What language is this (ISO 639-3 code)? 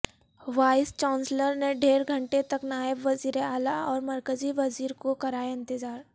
urd